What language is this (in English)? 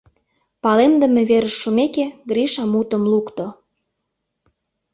Mari